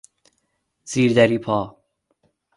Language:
Persian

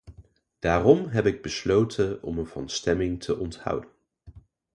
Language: Dutch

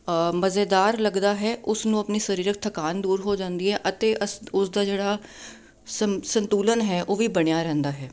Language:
Punjabi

